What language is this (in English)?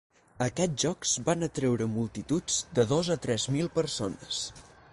Catalan